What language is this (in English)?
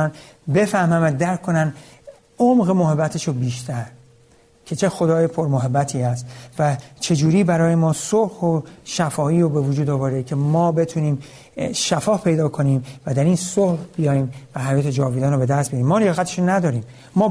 Persian